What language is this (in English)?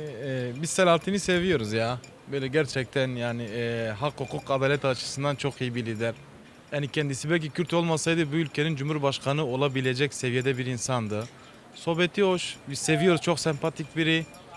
Turkish